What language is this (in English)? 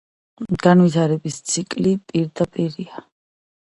Georgian